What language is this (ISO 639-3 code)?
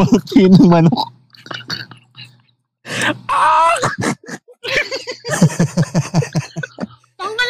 fil